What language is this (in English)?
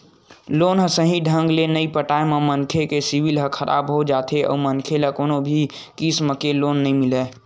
Chhattisgarhi